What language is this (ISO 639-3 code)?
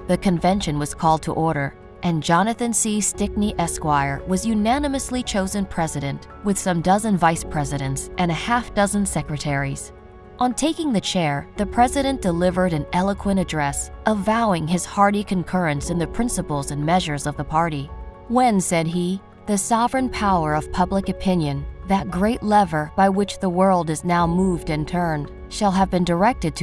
eng